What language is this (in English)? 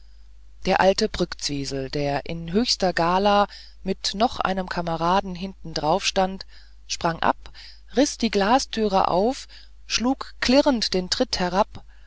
German